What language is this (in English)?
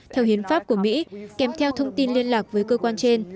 Vietnamese